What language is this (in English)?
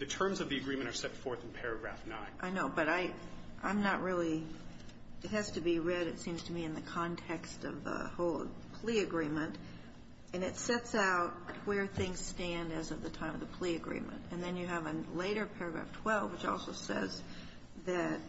English